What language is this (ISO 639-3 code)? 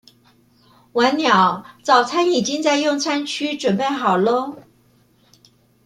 zho